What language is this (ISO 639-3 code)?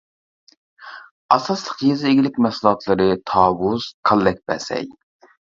uig